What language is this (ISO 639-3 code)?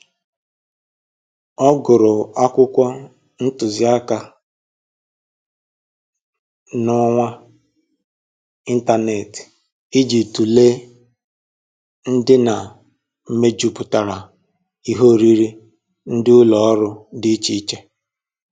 ibo